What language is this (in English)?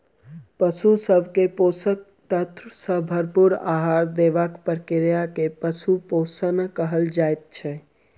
Maithili